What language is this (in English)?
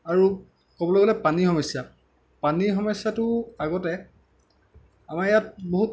Assamese